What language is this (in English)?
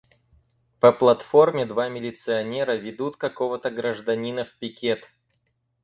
Russian